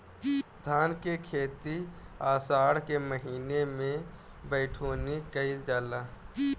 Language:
Bhojpuri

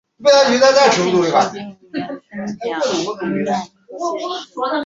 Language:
Chinese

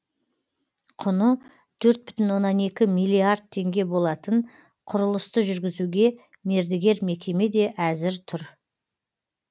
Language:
Kazakh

